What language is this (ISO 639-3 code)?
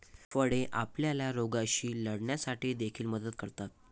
mar